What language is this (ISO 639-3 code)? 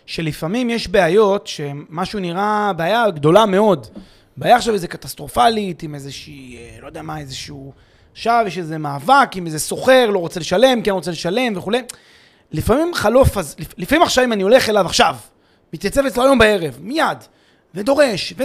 heb